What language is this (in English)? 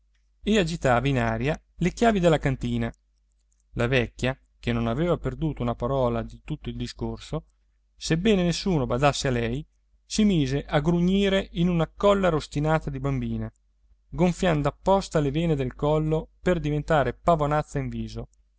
Italian